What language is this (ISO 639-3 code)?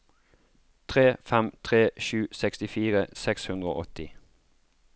nor